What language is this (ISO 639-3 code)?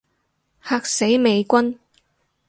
yue